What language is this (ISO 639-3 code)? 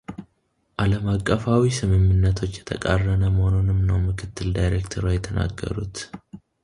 amh